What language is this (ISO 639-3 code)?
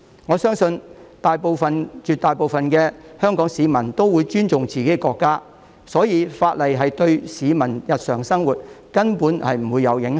yue